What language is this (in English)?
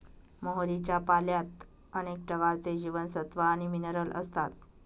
Marathi